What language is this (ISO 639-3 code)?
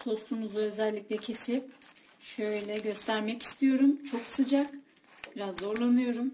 tur